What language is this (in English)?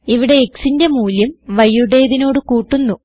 Malayalam